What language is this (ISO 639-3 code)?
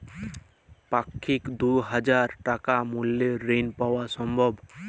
ben